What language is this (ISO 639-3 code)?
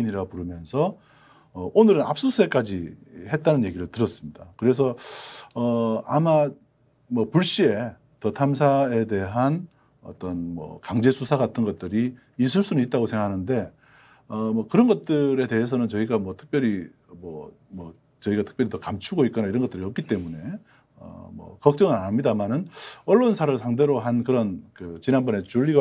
kor